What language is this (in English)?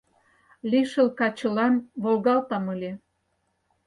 Mari